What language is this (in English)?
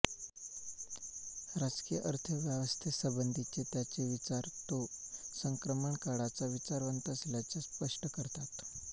Marathi